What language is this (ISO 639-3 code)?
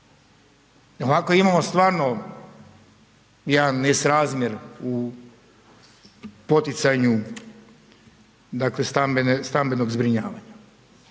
hrv